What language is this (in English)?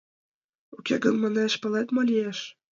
Mari